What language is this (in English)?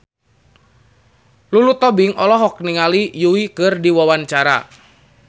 Sundanese